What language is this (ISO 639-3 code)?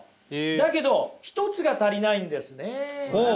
jpn